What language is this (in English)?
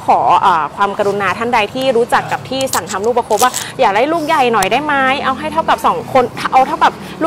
Thai